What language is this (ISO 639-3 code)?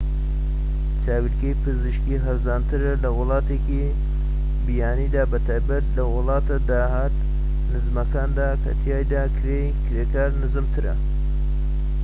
ckb